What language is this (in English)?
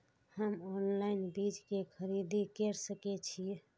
Maithili